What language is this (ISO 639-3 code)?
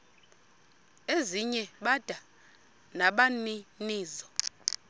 xho